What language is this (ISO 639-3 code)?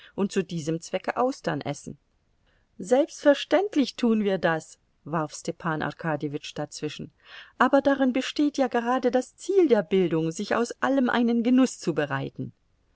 deu